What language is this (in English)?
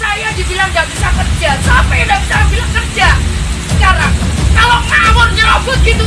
Indonesian